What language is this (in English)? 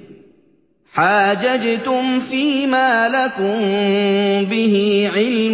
Arabic